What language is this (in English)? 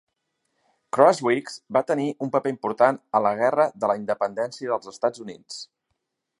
Catalan